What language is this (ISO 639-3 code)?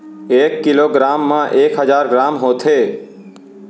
hne